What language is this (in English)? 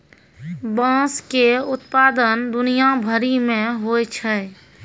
Maithili